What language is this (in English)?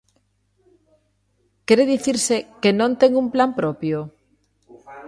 Galician